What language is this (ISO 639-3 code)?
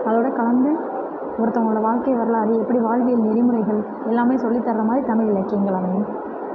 tam